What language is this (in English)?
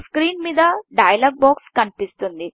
Telugu